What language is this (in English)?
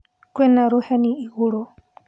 Kikuyu